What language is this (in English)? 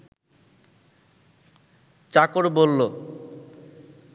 Bangla